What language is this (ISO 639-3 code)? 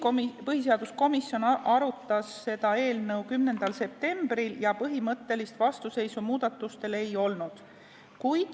est